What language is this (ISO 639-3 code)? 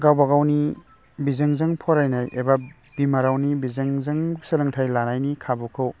brx